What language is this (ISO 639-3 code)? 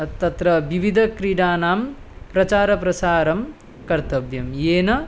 san